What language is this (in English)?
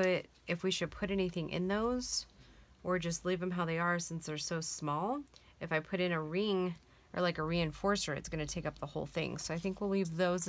English